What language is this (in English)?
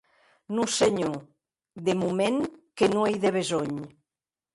Occitan